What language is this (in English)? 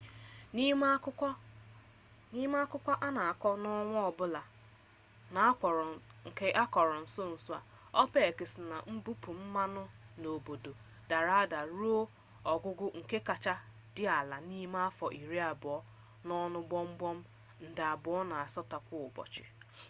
Igbo